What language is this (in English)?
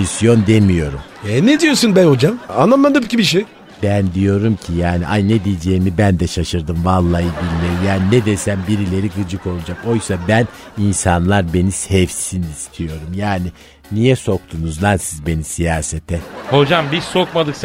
Turkish